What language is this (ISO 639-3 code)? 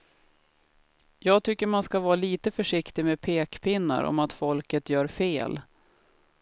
swe